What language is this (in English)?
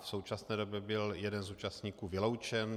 Czech